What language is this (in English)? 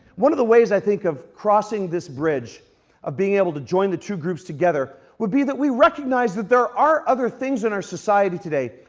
English